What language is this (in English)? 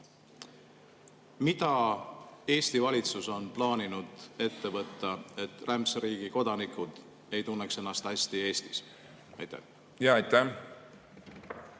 Estonian